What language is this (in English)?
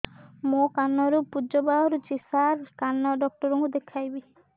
Odia